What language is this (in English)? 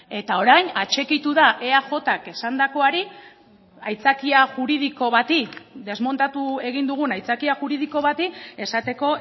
Basque